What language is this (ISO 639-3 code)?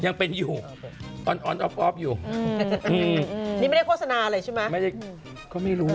tha